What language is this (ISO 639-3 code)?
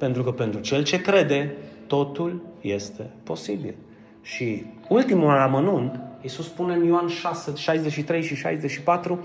ron